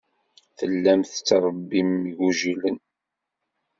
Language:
Kabyle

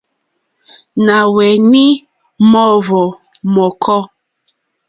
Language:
Mokpwe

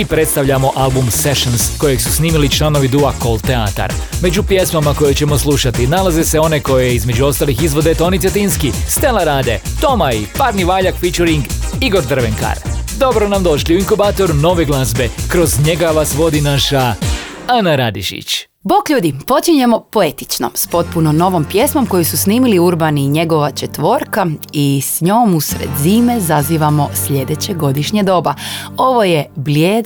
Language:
Croatian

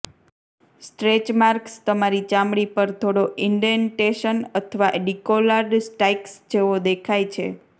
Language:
Gujarati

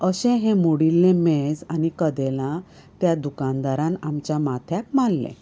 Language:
Konkani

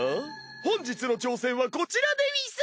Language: Japanese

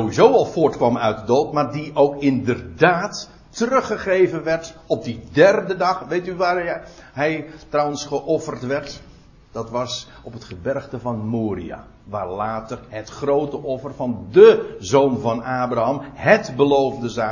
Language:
Dutch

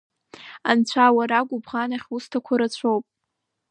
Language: Abkhazian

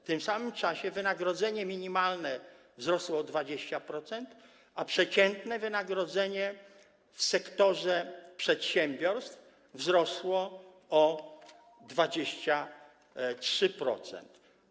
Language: Polish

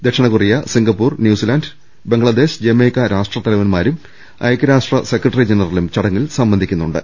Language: Malayalam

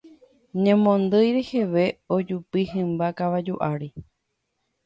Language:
Guarani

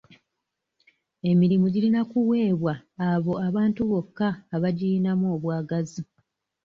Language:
Ganda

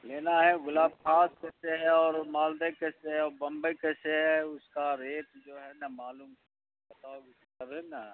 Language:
Urdu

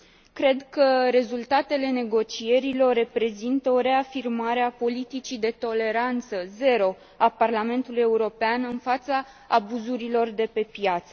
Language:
Romanian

